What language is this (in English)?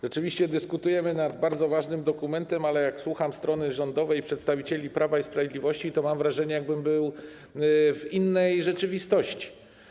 Polish